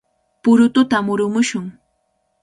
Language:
Cajatambo North Lima Quechua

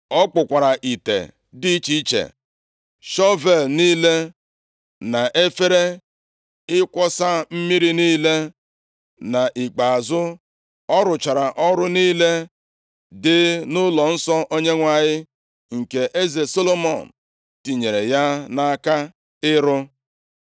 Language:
Igbo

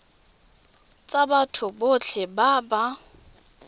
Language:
Tswana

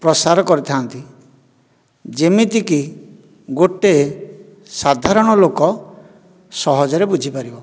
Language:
Odia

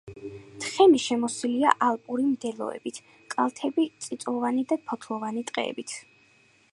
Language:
Georgian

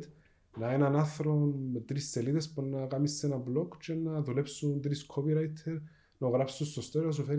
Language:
Greek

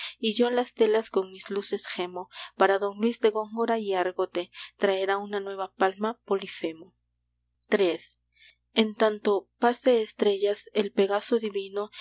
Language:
Spanish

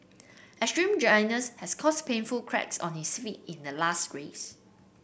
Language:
English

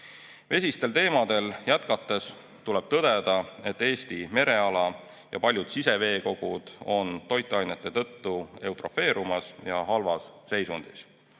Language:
Estonian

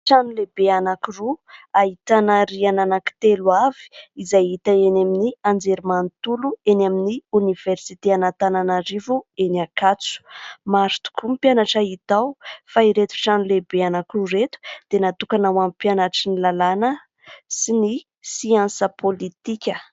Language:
Malagasy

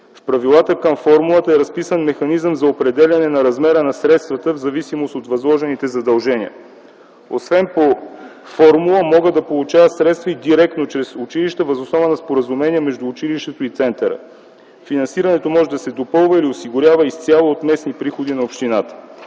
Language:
Bulgarian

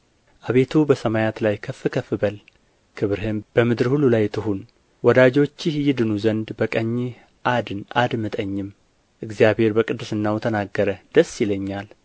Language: Amharic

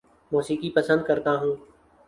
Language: Urdu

